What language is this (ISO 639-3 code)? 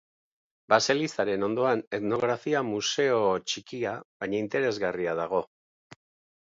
eus